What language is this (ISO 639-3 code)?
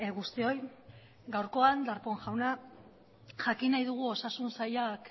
eus